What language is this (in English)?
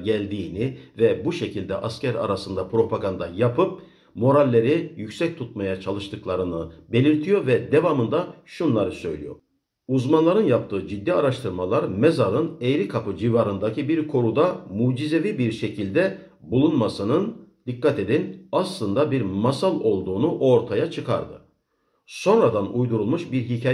Turkish